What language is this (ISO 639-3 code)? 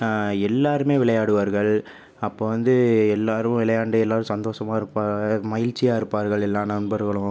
tam